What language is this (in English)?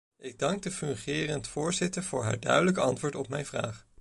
Dutch